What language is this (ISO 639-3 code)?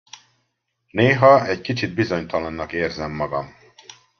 hun